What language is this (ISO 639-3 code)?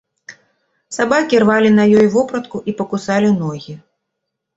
bel